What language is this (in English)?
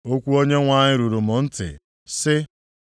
Igbo